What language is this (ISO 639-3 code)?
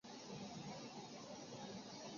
zho